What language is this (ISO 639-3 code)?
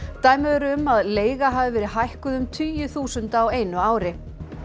isl